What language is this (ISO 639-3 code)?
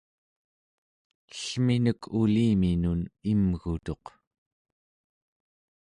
esu